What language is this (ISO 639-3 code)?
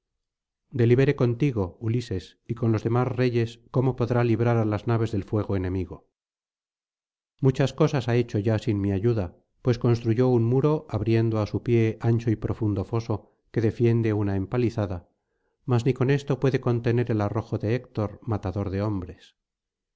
spa